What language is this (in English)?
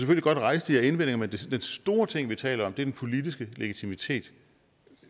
Danish